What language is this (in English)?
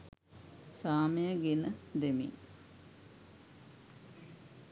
Sinhala